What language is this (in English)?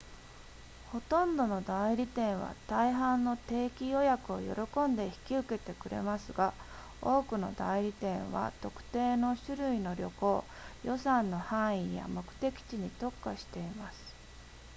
Japanese